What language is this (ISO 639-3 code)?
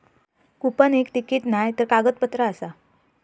mar